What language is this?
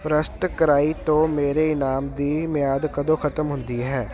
Punjabi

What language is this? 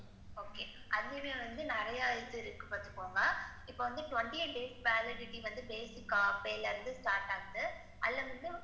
Tamil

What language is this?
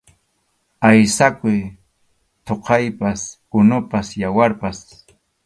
Arequipa-La Unión Quechua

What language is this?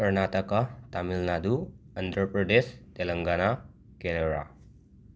Manipuri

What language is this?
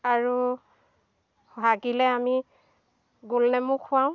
Assamese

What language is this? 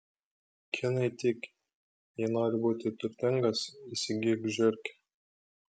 Lithuanian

